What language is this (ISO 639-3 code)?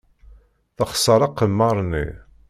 kab